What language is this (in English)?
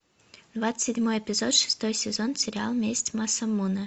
Russian